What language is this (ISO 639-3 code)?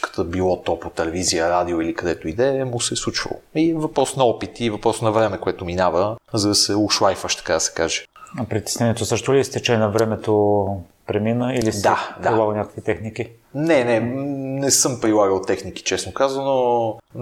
bul